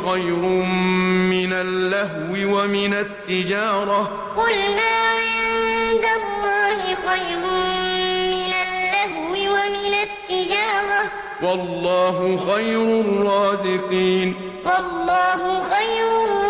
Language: Arabic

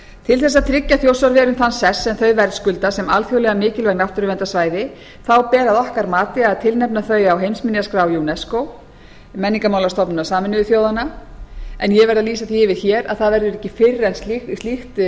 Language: Icelandic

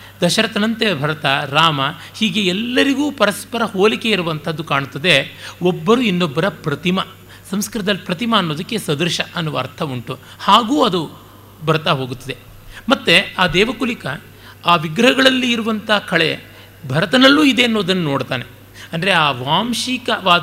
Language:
Kannada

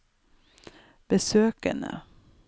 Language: Norwegian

